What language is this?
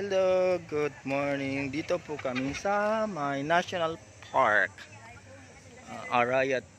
Filipino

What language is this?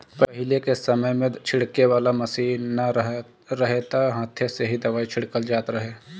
Bhojpuri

